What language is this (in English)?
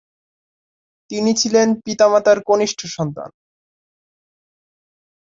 Bangla